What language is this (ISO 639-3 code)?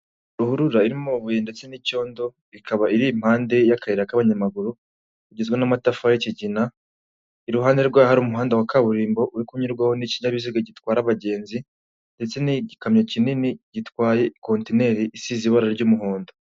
kin